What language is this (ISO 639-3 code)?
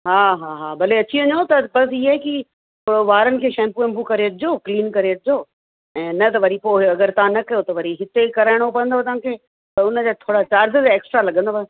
snd